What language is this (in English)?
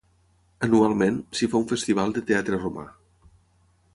Catalan